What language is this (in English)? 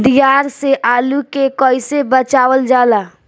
Bhojpuri